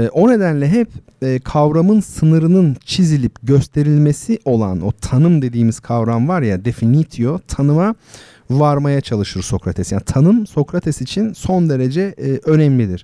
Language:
Turkish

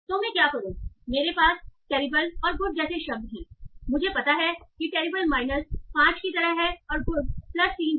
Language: Hindi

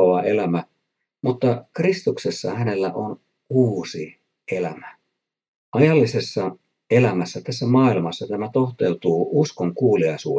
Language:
Finnish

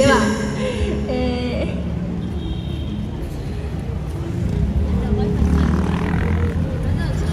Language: Japanese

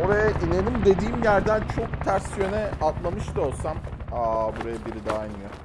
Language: Turkish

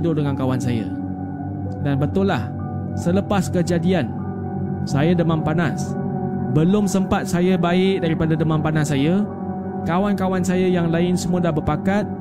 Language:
Malay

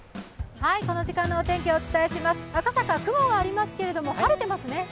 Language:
Japanese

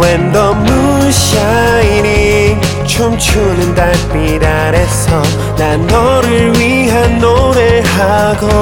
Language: Korean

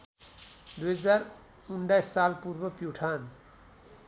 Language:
Nepali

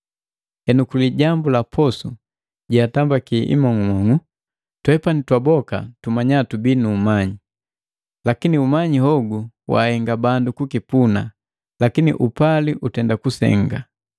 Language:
Matengo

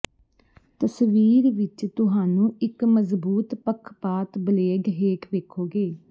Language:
Punjabi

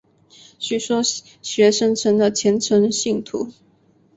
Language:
Chinese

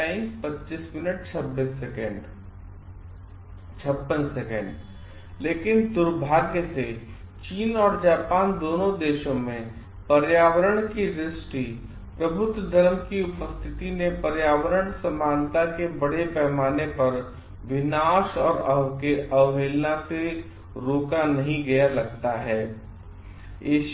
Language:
Hindi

